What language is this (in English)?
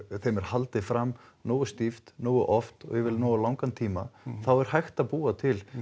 Icelandic